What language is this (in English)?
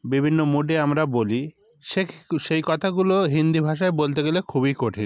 Bangla